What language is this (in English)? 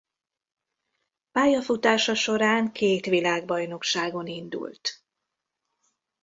Hungarian